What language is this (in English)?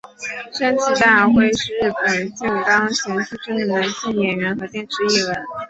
Chinese